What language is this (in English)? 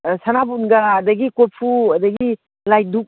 Manipuri